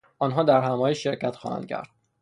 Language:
Persian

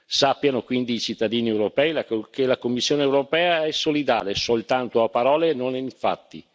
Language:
Italian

